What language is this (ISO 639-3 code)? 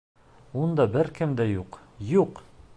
bak